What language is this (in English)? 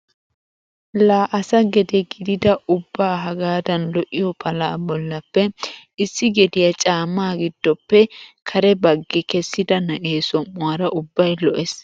Wolaytta